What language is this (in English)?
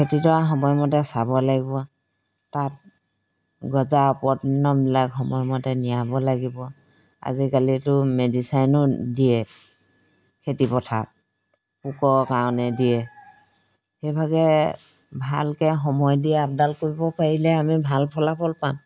Assamese